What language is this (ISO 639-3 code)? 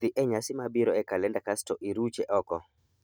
luo